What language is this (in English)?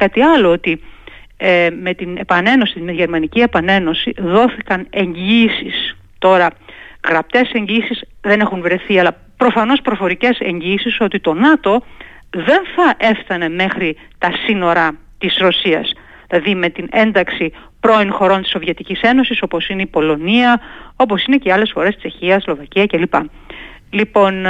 Greek